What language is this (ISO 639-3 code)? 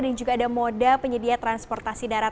ind